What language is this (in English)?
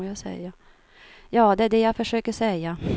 Swedish